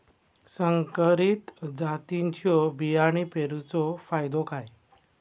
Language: Marathi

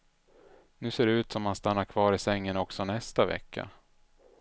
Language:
Swedish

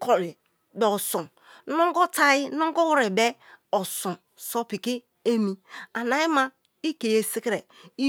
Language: Kalabari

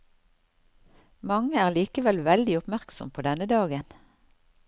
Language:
Norwegian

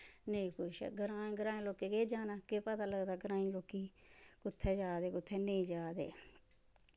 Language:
Dogri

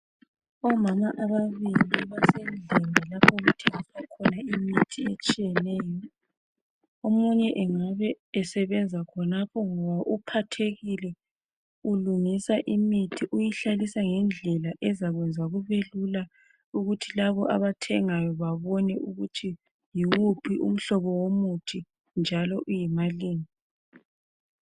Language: North Ndebele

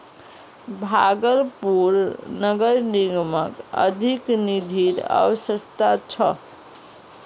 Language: Magahi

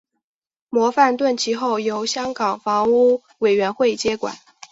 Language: Chinese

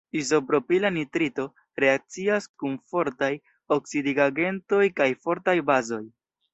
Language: Esperanto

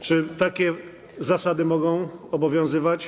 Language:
Polish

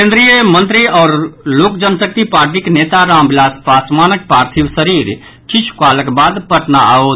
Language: Maithili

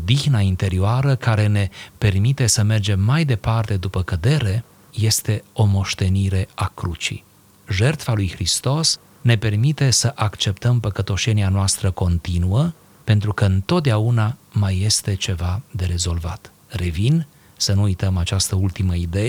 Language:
Romanian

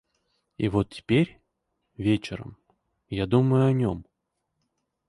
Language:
Russian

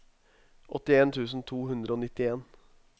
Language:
Norwegian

